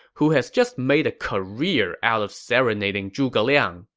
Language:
English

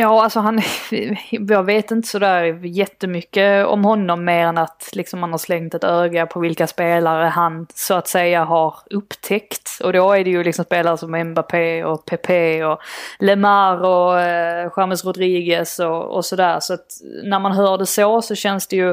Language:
Swedish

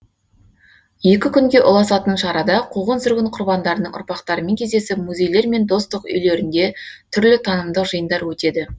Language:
Kazakh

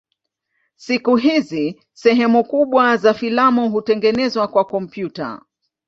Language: Swahili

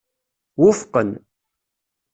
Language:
Kabyle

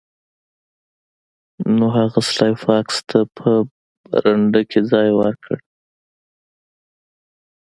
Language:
Pashto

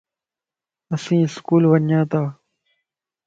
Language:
Lasi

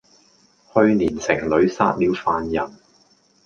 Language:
Cantonese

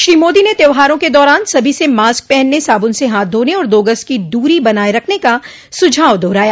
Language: Hindi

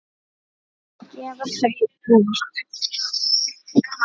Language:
Icelandic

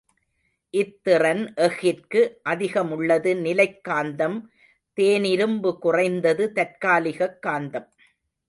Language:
Tamil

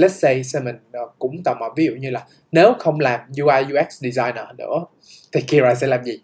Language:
Vietnamese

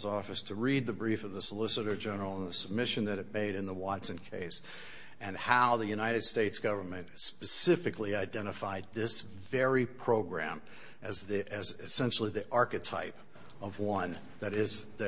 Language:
English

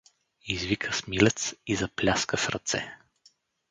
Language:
Bulgarian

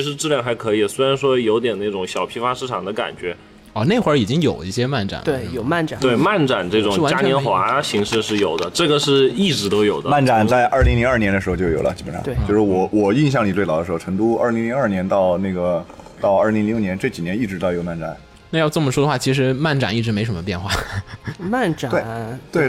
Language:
Chinese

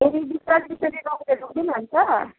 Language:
Nepali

